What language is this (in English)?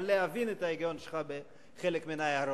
Hebrew